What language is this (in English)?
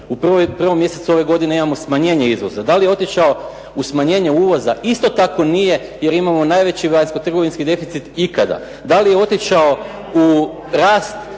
Croatian